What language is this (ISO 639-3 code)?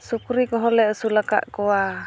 sat